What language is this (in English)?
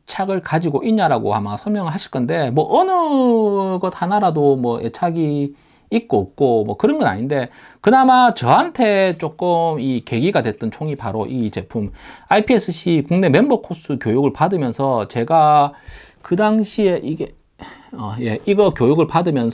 Korean